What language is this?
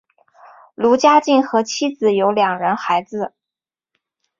Chinese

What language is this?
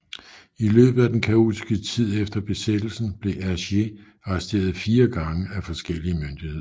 Danish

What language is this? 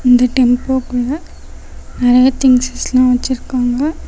Tamil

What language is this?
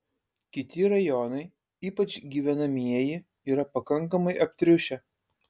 Lithuanian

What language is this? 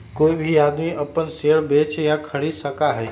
Magahi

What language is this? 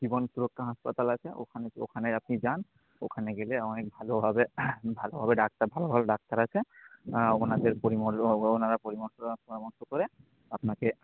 Bangla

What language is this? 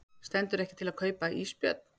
Icelandic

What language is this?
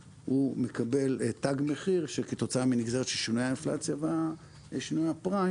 Hebrew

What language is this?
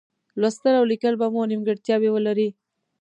Pashto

